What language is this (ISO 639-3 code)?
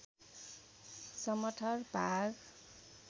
nep